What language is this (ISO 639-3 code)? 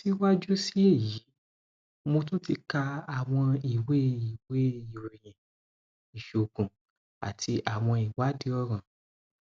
yor